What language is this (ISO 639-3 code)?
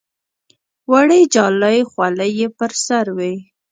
pus